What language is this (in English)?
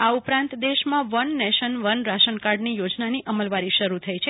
Gujarati